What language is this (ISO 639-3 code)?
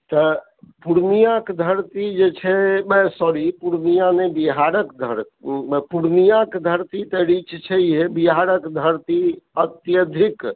mai